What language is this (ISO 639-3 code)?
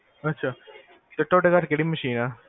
pan